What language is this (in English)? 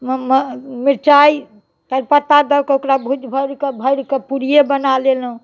Maithili